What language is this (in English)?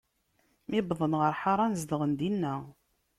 Kabyle